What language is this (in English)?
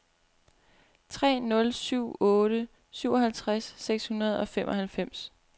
Danish